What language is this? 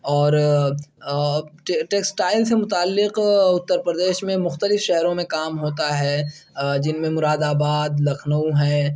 Urdu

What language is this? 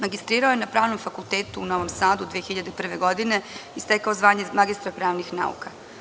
Serbian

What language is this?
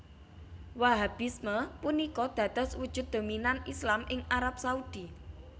Javanese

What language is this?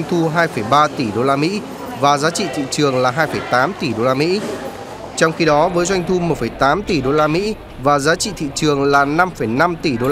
Vietnamese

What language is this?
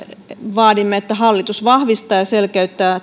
Finnish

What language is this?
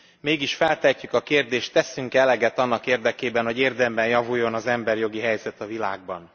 Hungarian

